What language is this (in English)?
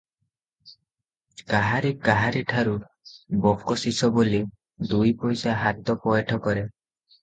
Odia